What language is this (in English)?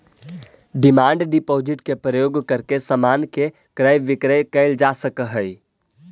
Magahi